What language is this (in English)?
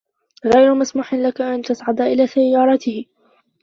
Arabic